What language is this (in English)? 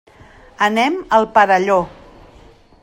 Catalan